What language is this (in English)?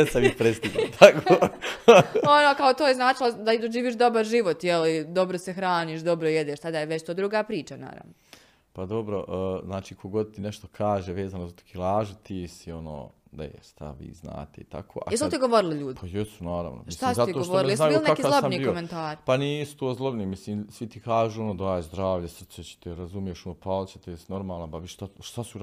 Croatian